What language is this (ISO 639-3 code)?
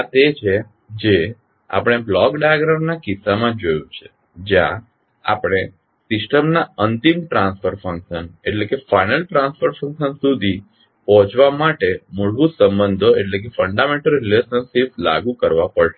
guj